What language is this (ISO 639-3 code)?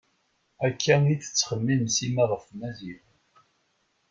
kab